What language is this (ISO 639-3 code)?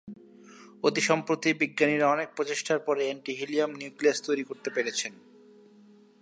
ben